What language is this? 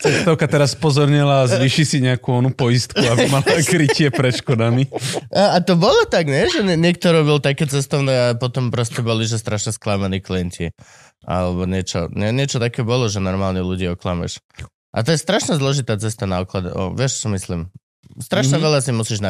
Slovak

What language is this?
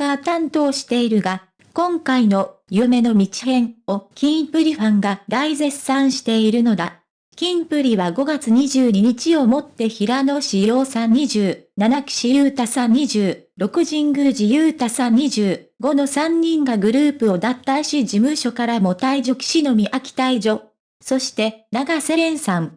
Japanese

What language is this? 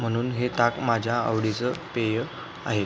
Marathi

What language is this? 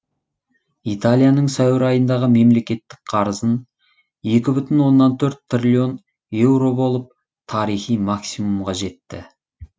Kazakh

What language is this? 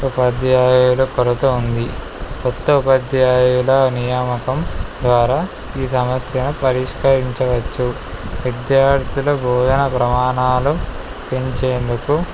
Telugu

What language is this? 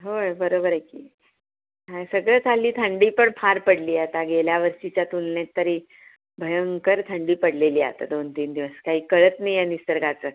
Marathi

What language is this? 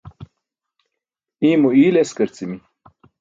Burushaski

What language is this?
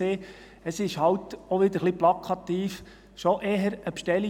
Swiss German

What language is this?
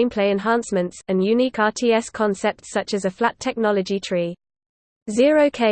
English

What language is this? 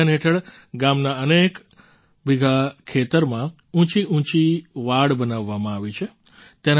Gujarati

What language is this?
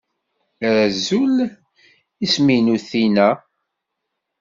Kabyle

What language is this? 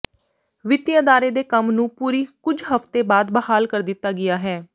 Punjabi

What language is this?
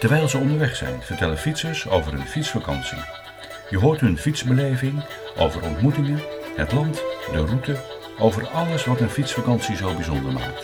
Dutch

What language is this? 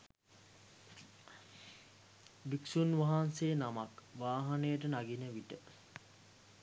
Sinhala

